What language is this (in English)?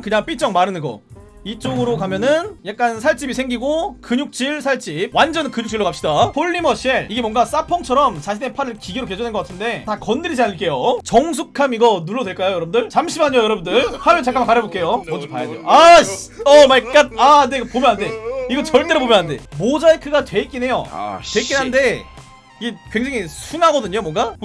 Korean